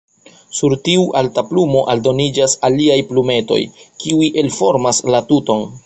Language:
Esperanto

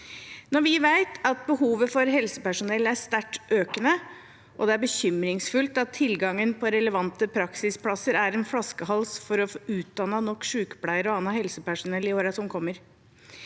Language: Norwegian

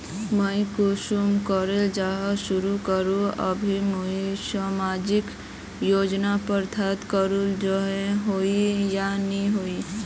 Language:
Magahi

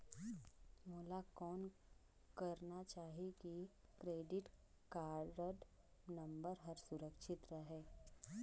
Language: Chhattisgarhi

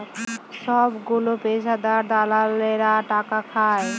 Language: Bangla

